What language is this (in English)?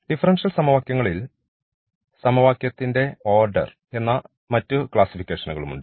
Malayalam